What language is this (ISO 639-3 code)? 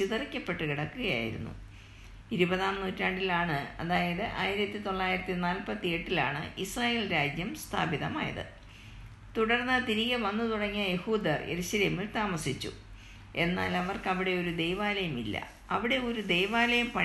mal